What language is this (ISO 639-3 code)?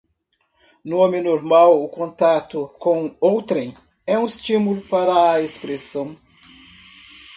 por